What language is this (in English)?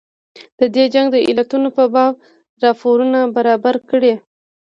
Pashto